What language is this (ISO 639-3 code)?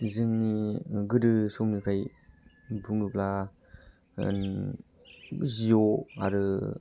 brx